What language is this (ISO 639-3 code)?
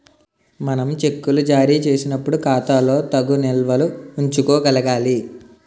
tel